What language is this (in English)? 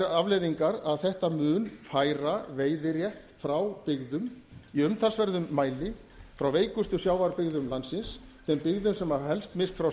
Icelandic